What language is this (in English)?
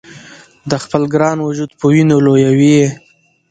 Pashto